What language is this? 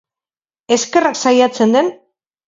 Basque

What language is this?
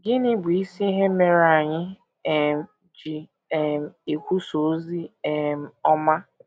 Igbo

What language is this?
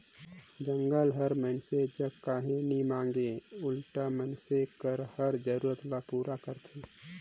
Chhattisgarhi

